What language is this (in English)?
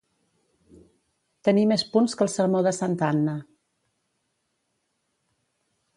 Catalan